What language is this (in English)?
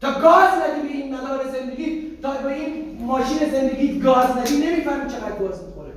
Persian